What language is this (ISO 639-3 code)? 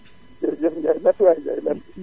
wol